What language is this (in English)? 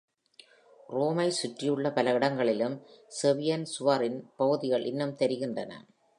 Tamil